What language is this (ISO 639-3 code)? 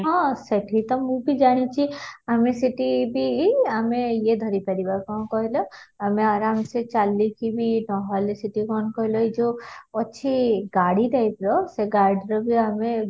ori